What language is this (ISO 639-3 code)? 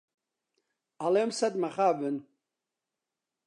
ckb